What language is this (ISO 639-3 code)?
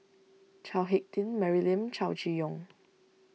eng